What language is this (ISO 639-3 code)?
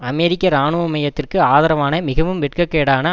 tam